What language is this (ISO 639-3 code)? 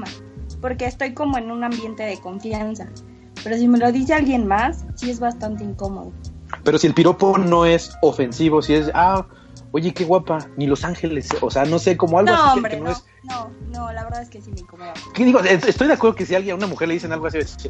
spa